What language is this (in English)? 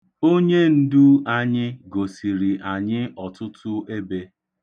Igbo